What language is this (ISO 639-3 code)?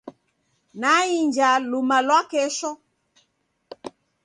dav